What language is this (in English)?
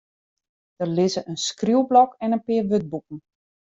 Western Frisian